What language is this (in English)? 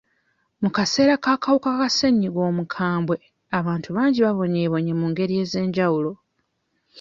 Ganda